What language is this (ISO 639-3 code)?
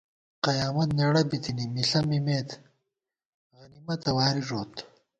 gwt